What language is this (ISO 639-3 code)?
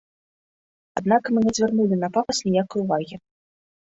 bel